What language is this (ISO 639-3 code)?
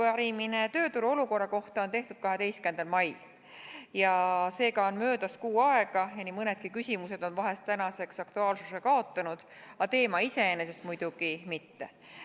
est